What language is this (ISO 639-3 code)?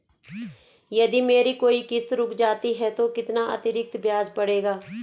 hin